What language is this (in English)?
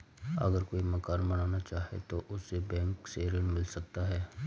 Hindi